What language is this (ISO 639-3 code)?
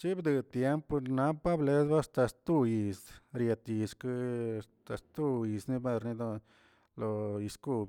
zts